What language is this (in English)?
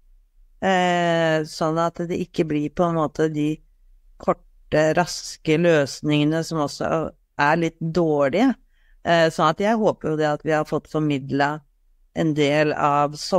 Norwegian